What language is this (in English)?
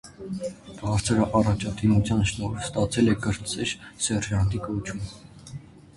Armenian